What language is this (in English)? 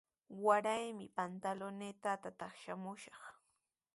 Sihuas Ancash Quechua